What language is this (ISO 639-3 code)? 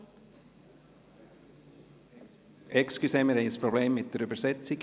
gsw